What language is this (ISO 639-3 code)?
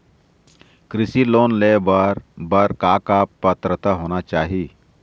hne